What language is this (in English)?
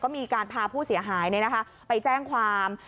Thai